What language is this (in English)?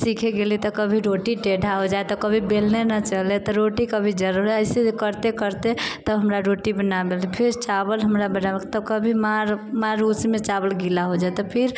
Maithili